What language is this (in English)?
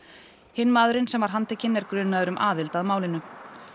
Icelandic